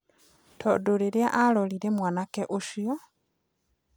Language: Kikuyu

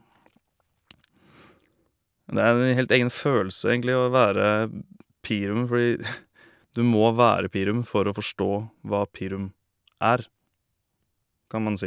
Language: Norwegian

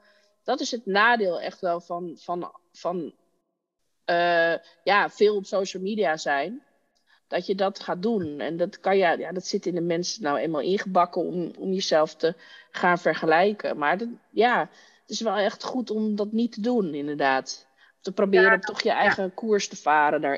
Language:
Dutch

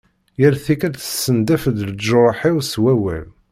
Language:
Kabyle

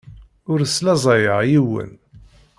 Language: Kabyle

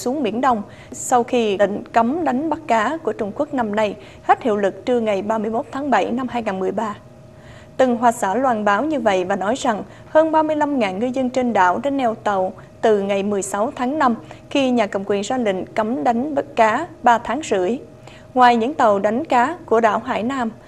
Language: Vietnamese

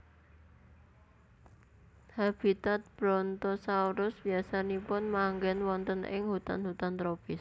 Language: Javanese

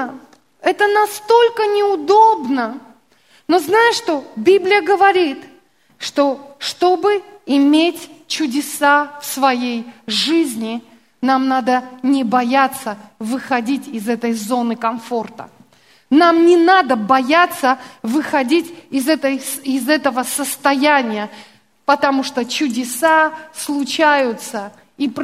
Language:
Russian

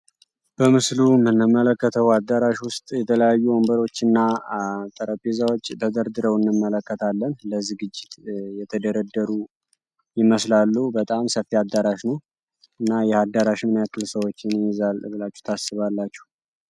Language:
Amharic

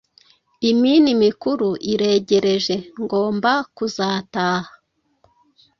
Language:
Kinyarwanda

